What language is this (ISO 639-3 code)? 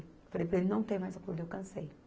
por